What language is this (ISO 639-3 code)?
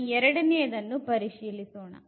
kan